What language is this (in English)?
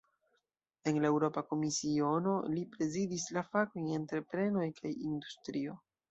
Esperanto